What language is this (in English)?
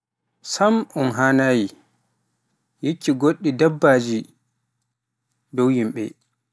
Pular